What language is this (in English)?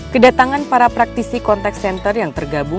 Indonesian